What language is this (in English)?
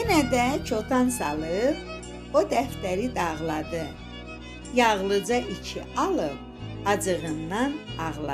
Turkish